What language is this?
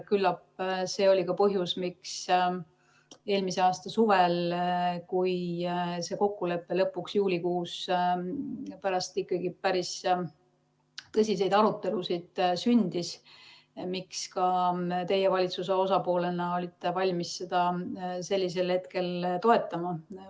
Estonian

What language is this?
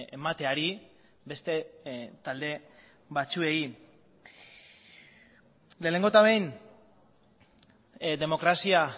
Basque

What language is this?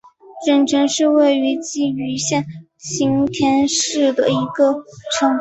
Chinese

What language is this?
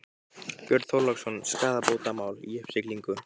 Icelandic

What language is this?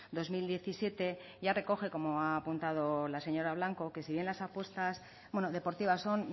Spanish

